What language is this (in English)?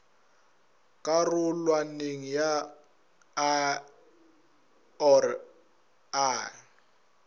Northern Sotho